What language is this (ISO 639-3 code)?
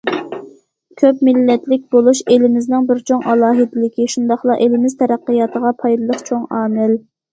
uig